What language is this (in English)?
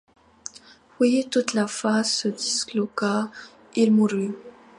French